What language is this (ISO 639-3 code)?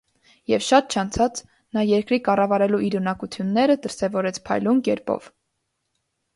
hye